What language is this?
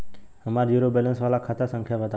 Bhojpuri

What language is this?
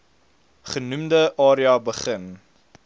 Afrikaans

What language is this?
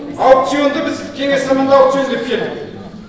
Kazakh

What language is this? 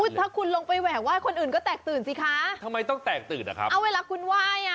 Thai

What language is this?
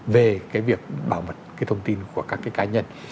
Vietnamese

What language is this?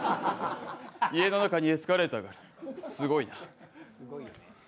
Japanese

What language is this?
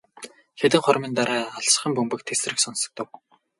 Mongolian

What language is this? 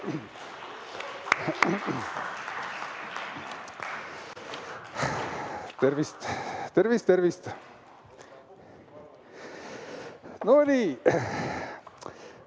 Estonian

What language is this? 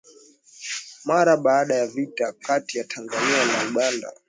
Swahili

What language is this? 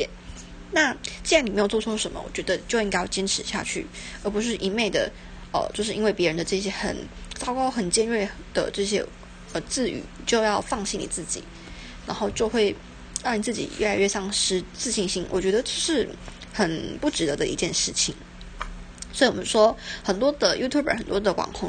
Chinese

